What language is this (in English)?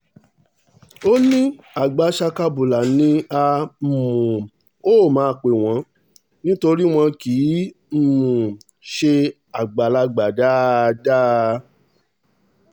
Yoruba